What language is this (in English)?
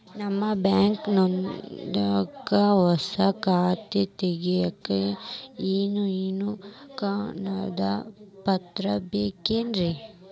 Kannada